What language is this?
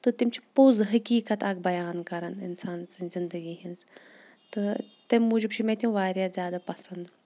Kashmiri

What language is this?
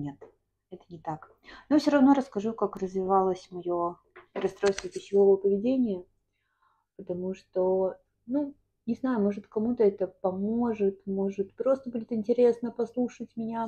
Russian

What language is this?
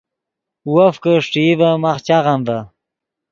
Yidgha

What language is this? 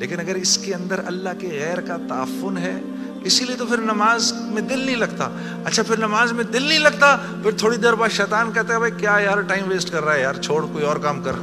Urdu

